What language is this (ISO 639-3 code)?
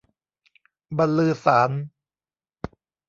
tha